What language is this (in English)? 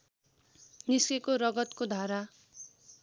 Nepali